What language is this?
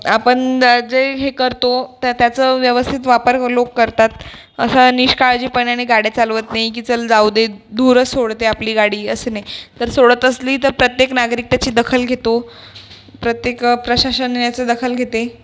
Marathi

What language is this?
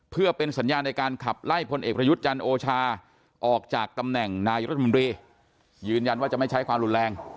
Thai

